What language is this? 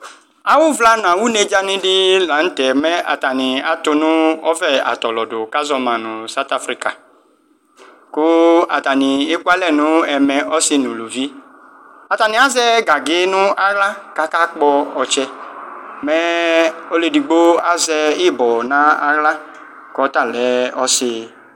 Ikposo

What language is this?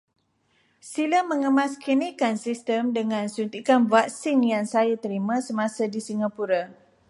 Malay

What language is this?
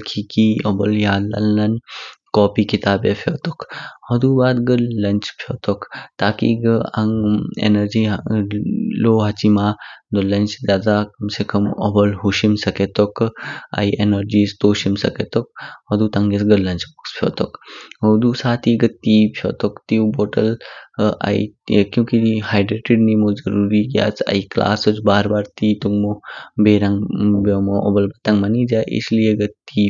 Kinnauri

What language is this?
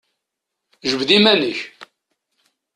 Kabyle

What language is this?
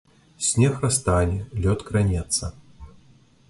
Belarusian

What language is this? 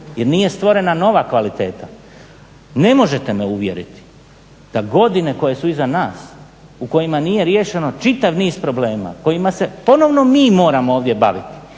Croatian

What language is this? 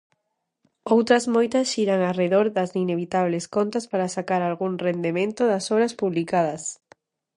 Galician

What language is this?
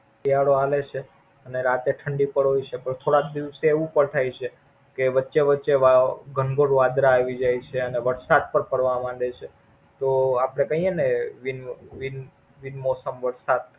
Gujarati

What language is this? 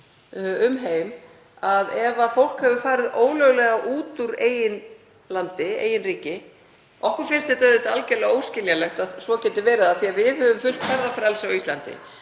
Icelandic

